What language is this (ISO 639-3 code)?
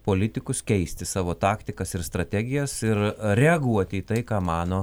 lit